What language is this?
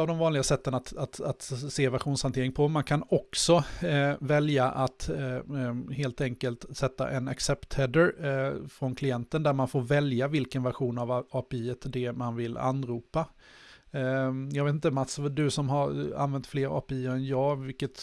Swedish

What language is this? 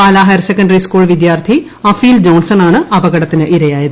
Malayalam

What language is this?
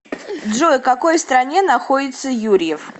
Russian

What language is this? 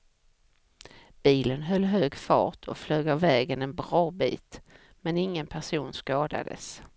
Swedish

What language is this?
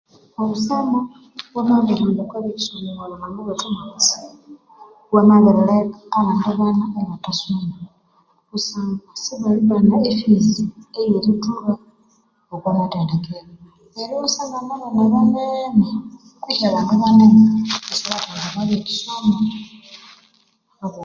Konzo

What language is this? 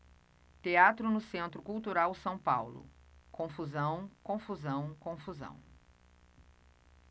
Portuguese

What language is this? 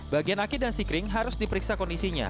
Indonesian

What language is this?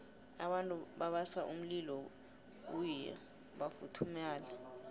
South Ndebele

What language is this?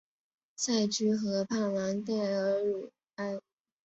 Chinese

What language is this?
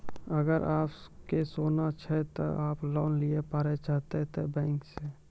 Maithili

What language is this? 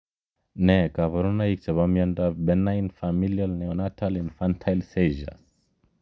Kalenjin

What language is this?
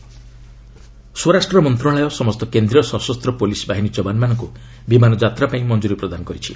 Odia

